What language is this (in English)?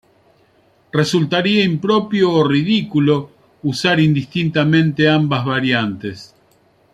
Spanish